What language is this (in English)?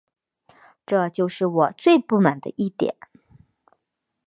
Chinese